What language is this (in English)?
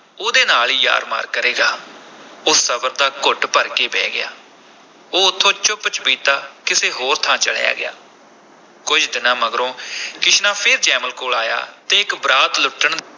Punjabi